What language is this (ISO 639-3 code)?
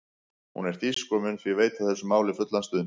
isl